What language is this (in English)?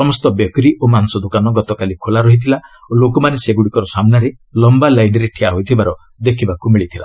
Odia